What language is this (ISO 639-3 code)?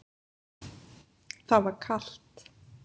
isl